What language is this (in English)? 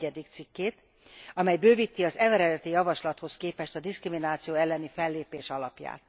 Hungarian